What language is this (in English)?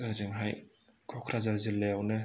Bodo